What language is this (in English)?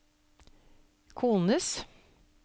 Norwegian